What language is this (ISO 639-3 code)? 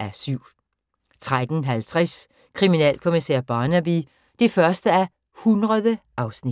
dan